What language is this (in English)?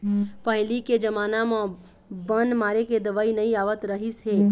Chhattisgarhi